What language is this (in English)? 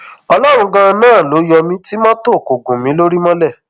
Yoruba